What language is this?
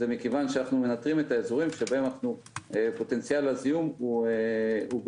Hebrew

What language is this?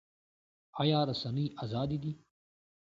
Pashto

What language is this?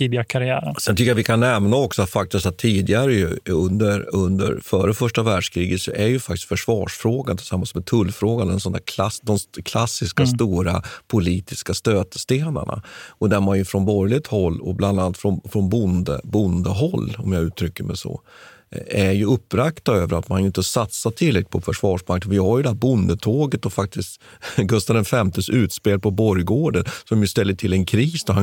Swedish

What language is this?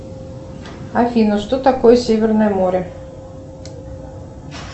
Russian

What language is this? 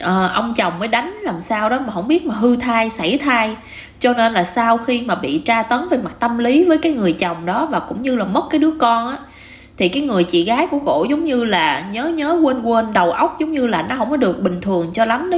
Vietnamese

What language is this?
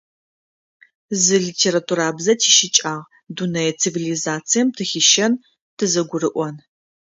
Adyghe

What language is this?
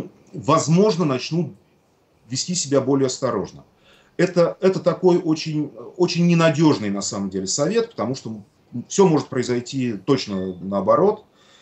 Russian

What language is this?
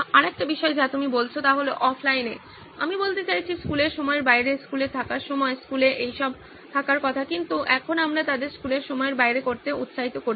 Bangla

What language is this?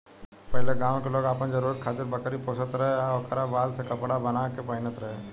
Bhojpuri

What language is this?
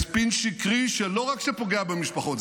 Hebrew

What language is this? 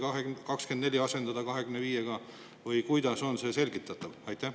Estonian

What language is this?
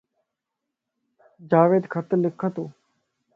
Lasi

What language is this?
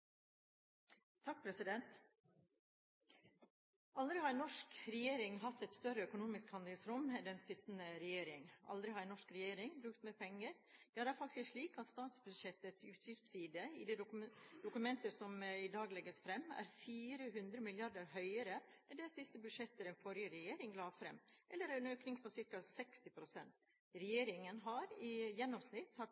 Norwegian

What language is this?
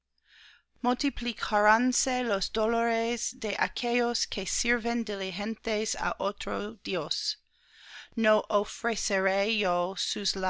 Spanish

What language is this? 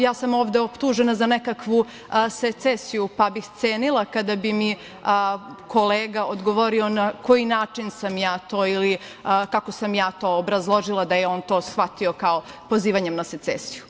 Serbian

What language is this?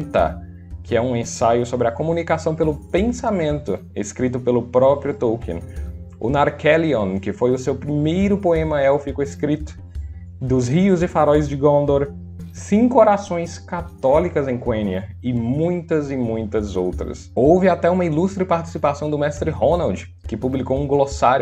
Portuguese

